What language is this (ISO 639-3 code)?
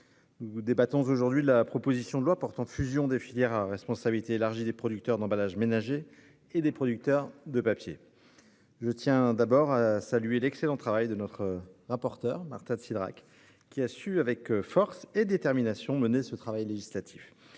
fra